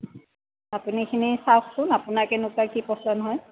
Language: Assamese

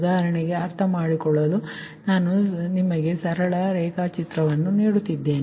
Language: Kannada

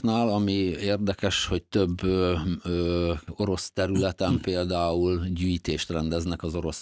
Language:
Hungarian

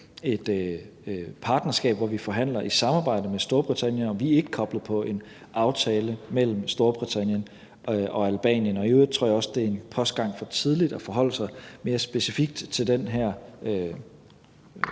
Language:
Danish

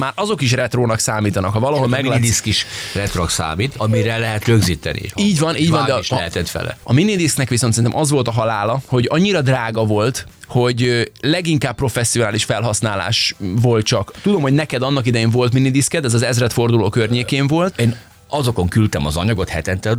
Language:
Hungarian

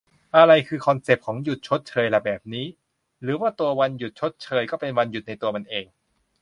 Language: Thai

